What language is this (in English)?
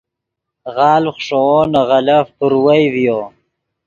Yidgha